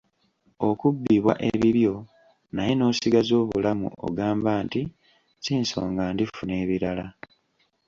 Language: Ganda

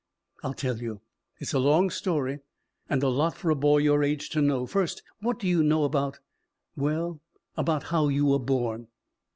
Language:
English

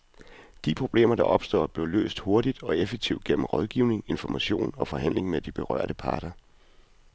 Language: Danish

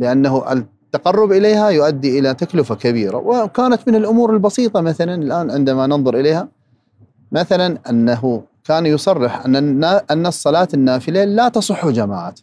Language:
Arabic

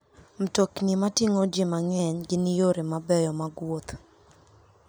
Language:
Luo (Kenya and Tanzania)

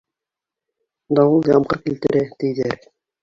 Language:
Bashkir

